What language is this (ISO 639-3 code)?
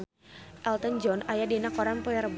sun